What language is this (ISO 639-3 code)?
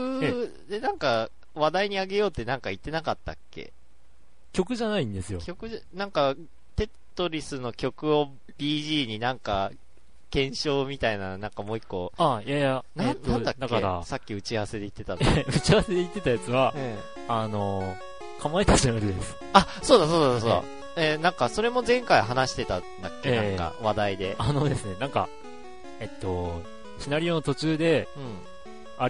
jpn